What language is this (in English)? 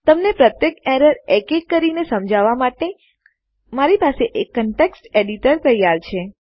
Gujarati